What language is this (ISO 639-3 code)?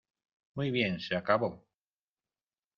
spa